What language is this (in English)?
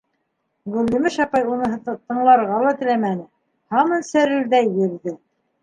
Bashkir